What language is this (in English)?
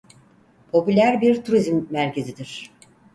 Turkish